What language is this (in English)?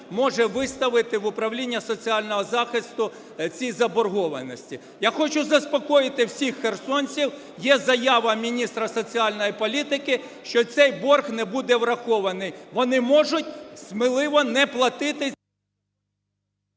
Ukrainian